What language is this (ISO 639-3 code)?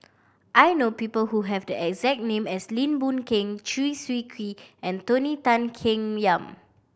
eng